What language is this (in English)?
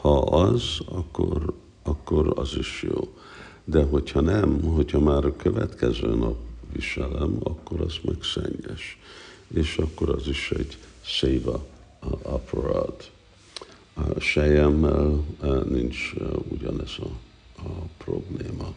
Hungarian